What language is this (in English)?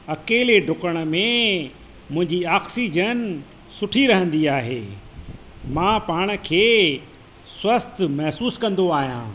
Sindhi